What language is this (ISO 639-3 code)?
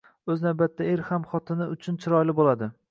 uzb